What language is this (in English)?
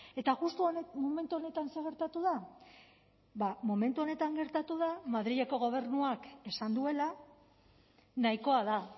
Basque